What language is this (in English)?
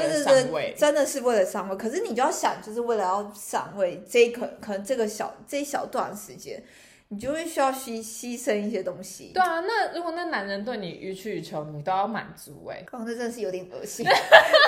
Chinese